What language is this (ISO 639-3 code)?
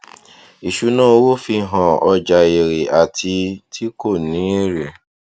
yor